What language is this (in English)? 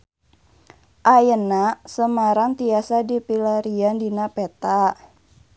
Sundanese